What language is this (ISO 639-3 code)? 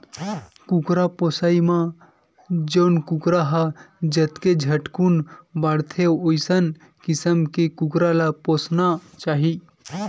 hne